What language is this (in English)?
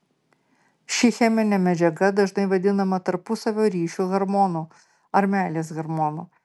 Lithuanian